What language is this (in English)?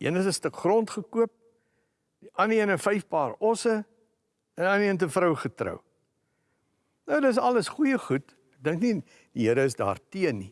Dutch